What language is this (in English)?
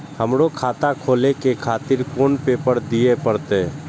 Maithili